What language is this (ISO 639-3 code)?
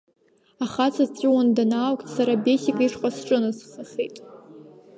abk